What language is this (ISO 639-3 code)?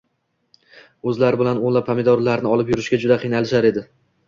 uzb